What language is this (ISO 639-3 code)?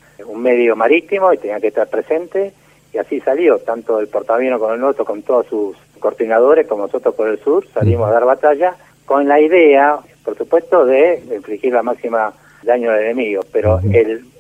spa